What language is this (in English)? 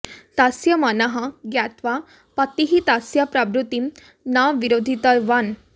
Sanskrit